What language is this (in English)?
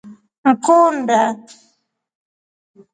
Rombo